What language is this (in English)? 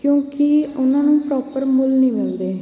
Punjabi